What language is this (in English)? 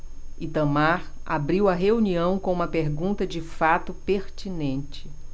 Portuguese